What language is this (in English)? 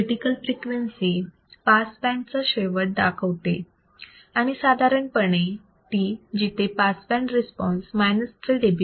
Marathi